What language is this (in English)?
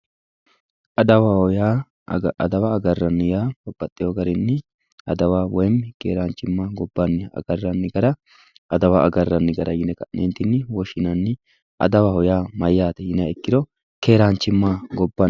Sidamo